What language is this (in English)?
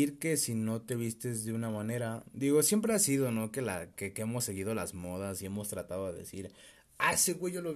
Spanish